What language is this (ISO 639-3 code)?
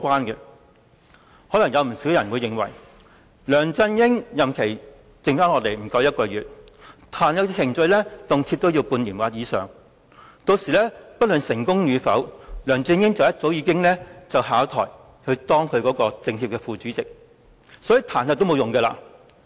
yue